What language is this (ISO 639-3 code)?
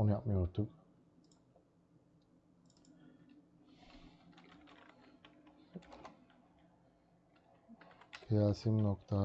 tur